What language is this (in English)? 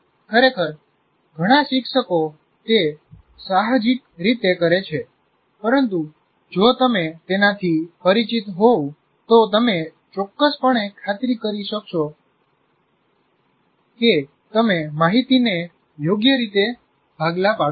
Gujarati